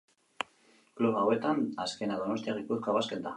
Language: Basque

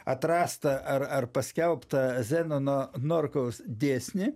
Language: Lithuanian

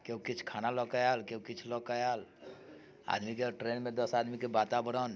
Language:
Maithili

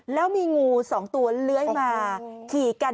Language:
Thai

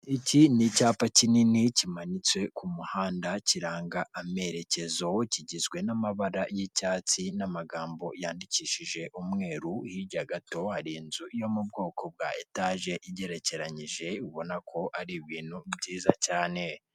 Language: Kinyarwanda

